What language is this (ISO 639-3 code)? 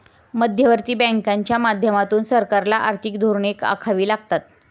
mar